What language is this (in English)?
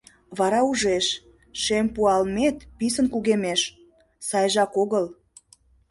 Mari